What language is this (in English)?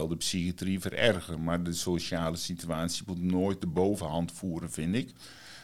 Dutch